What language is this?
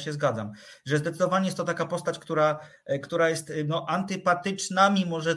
Polish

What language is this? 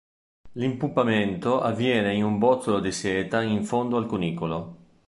Italian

